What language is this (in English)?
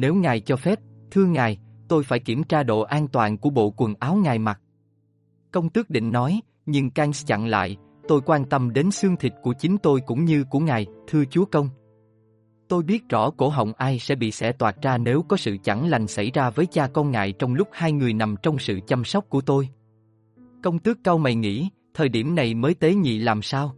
Vietnamese